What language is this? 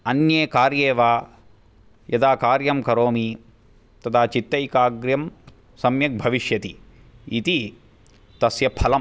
Sanskrit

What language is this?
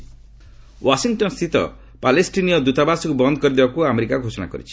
Odia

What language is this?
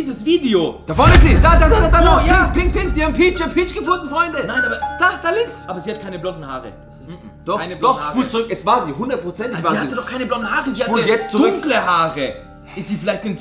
German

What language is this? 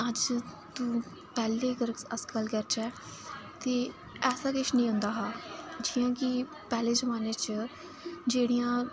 Dogri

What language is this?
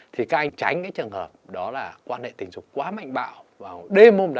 Vietnamese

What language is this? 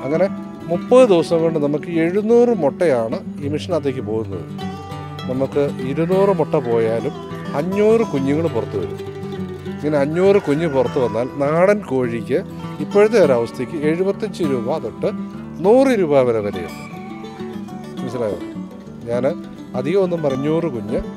Turkish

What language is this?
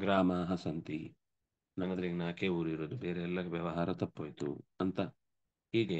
Kannada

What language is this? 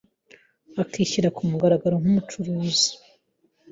Kinyarwanda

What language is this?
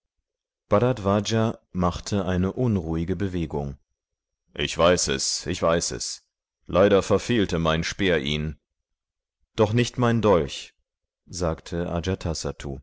German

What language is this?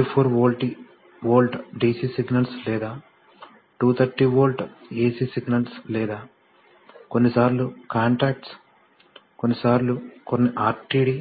Telugu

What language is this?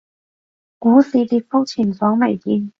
Cantonese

